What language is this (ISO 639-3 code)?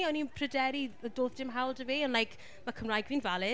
cym